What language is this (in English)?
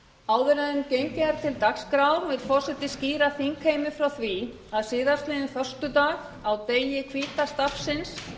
Icelandic